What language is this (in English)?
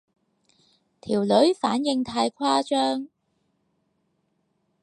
Cantonese